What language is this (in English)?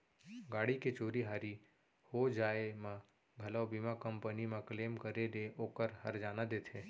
Chhattisgarhi